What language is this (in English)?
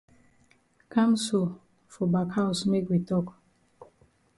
Cameroon Pidgin